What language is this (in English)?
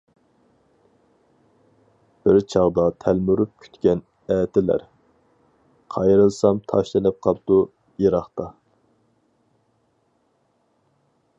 Uyghur